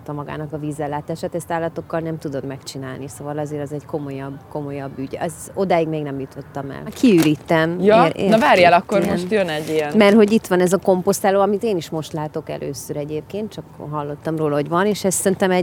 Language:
Hungarian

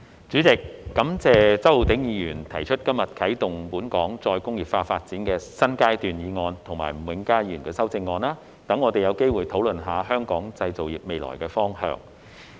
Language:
Cantonese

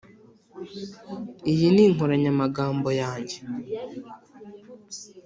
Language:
Kinyarwanda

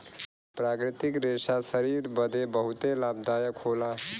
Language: Bhojpuri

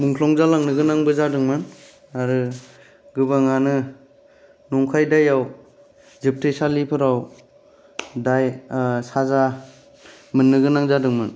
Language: Bodo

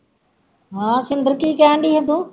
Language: Punjabi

